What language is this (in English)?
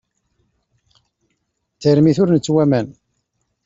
Kabyle